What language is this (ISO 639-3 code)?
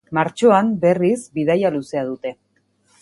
eus